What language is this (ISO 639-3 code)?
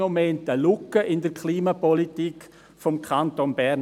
gsw